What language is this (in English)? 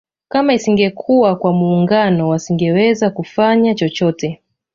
Swahili